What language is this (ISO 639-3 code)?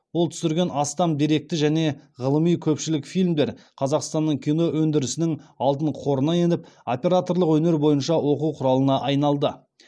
kaz